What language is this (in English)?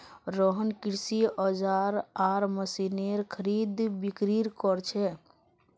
Magahi